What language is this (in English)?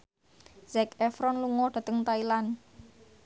Javanese